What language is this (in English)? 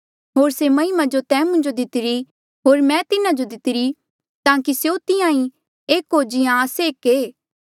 Mandeali